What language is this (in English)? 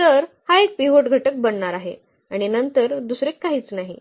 Marathi